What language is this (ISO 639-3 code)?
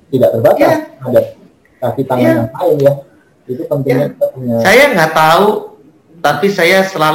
ind